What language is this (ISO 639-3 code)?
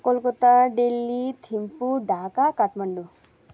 nep